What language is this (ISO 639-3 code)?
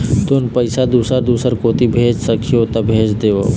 hne